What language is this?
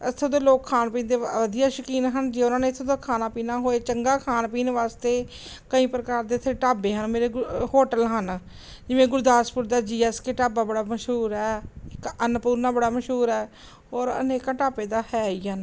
Punjabi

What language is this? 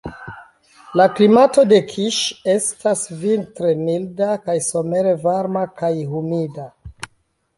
Esperanto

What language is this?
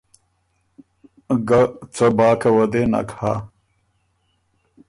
Ormuri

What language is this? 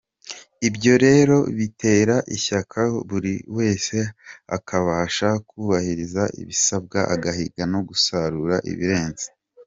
Kinyarwanda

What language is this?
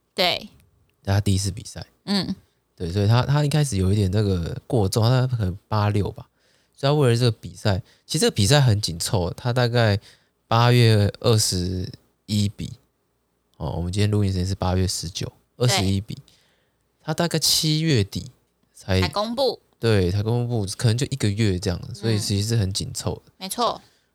Chinese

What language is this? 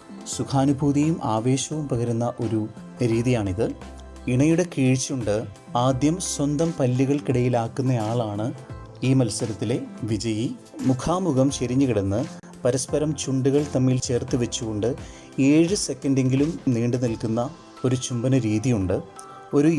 Malayalam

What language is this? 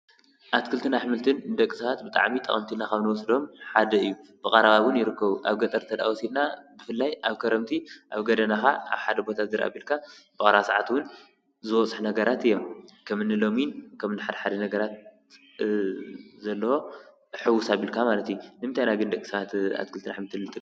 Tigrinya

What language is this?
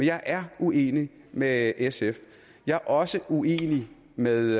Danish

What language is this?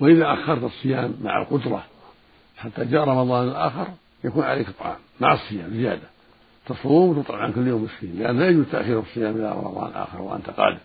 Arabic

